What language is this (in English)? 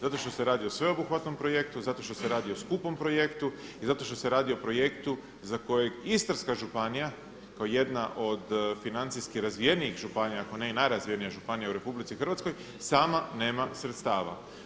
Croatian